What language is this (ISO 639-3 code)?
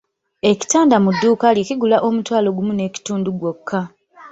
lug